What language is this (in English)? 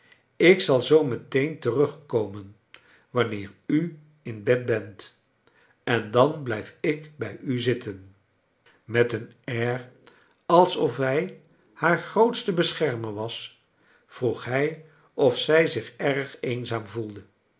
Dutch